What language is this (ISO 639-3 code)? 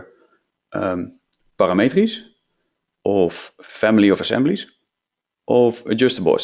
nld